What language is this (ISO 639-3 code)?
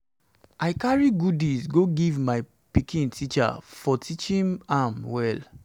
pcm